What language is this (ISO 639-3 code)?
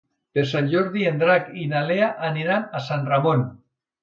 cat